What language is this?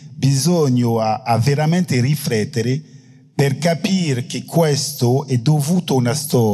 Italian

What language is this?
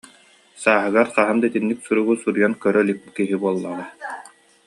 Yakut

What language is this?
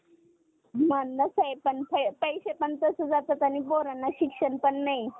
Marathi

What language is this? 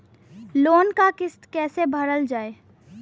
Bhojpuri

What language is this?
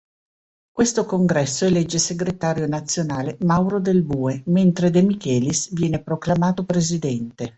Italian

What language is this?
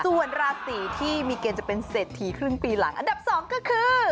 Thai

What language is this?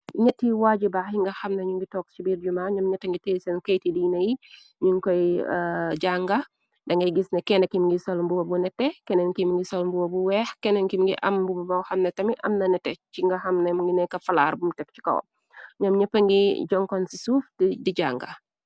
Wolof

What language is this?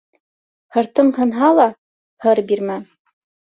Bashkir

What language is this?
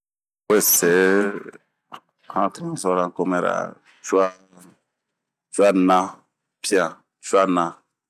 Bomu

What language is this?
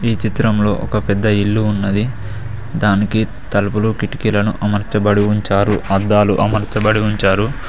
Telugu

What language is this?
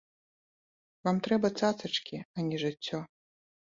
Belarusian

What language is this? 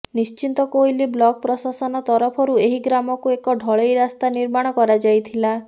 Odia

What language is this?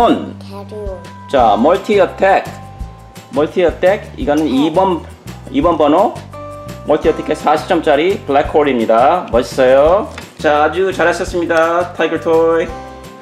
Korean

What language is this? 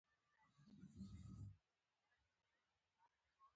Pashto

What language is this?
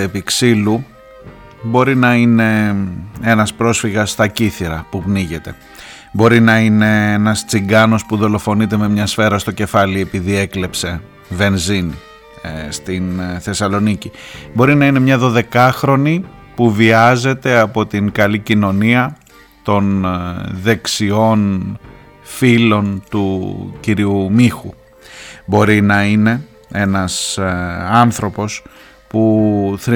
Greek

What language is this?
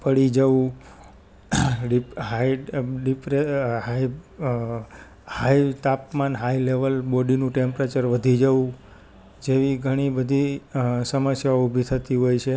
Gujarati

